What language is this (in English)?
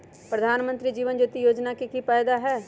Magahi